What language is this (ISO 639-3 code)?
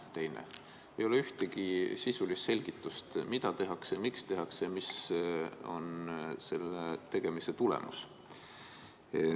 est